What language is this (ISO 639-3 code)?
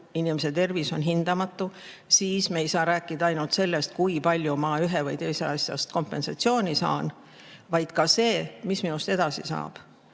est